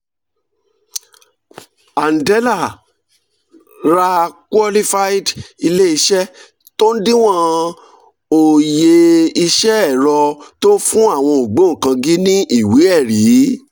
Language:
Yoruba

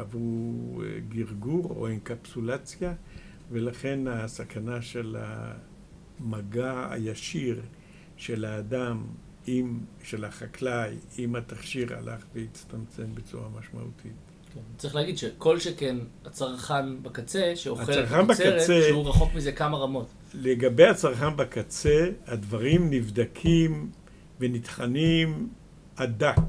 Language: Hebrew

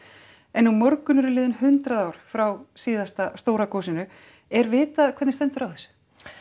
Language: Icelandic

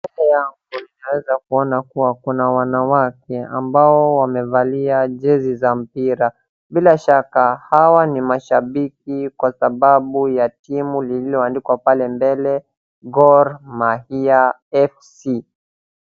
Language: Swahili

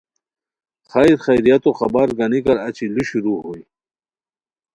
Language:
Khowar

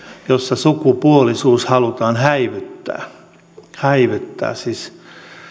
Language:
Finnish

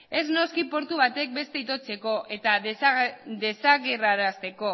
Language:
Basque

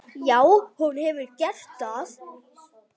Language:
Icelandic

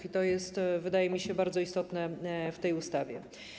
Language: Polish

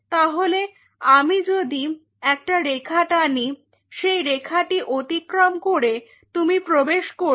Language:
Bangla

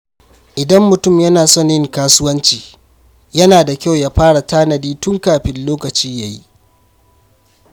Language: Hausa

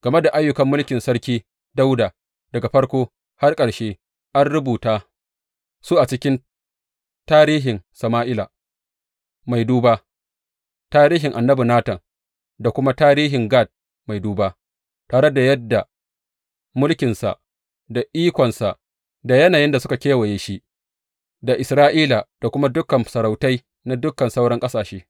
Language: Hausa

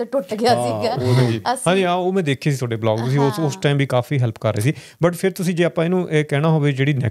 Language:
Punjabi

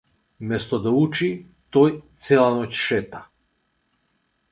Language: Macedonian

